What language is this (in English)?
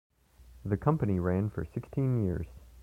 English